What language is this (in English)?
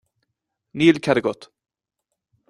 Irish